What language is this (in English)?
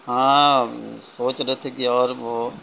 Urdu